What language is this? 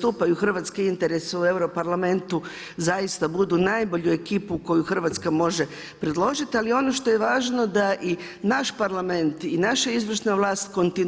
Croatian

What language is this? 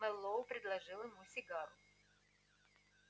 Russian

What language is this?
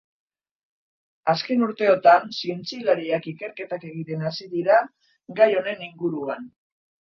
Basque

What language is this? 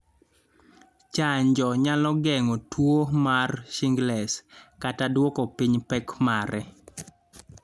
Luo (Kenya and Tanzania)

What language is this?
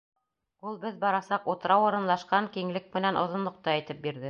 Bashkir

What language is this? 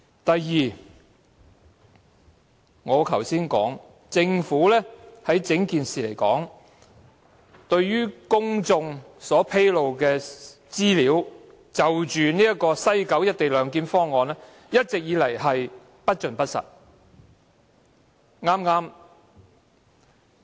Cantonese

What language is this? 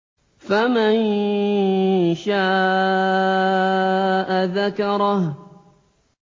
Arabic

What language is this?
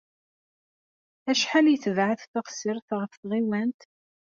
Kabyle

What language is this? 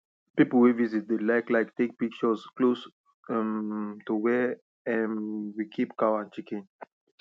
Nigerian Pidgin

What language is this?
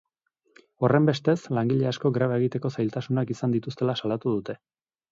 Basque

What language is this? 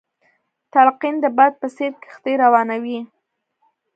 Pashto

